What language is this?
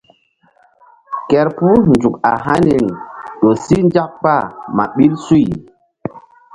Mbum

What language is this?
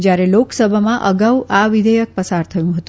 Gujarati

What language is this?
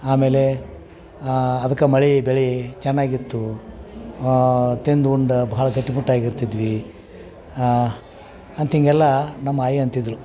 Kannada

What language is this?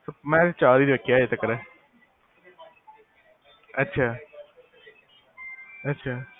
Punjabi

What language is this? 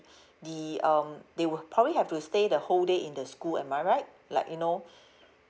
English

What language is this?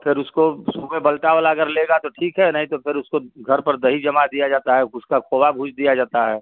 Hindi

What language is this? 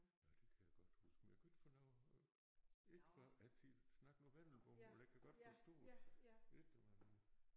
Danish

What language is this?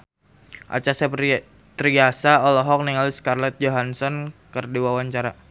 Sundanese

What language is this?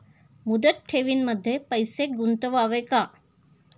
Marathi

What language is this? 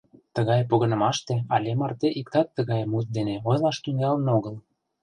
Mari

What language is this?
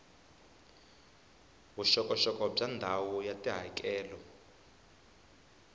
Tsonga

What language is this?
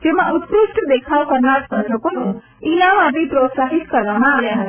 Gujarati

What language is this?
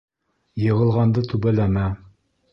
Bashkir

